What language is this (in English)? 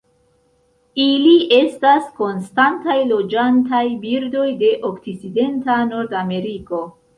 Esperanto